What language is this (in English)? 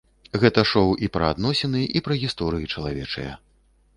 Belarusian